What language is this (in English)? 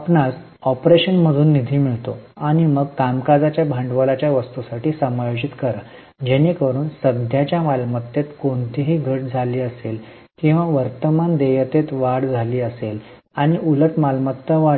Marathi